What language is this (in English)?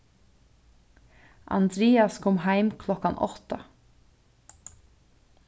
Faroese